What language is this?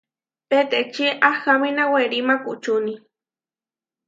Huarijio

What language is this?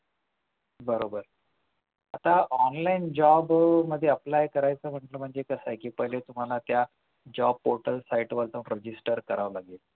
Marathi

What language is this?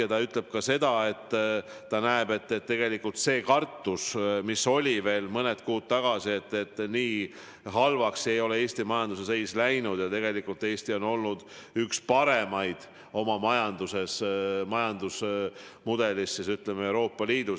Estonian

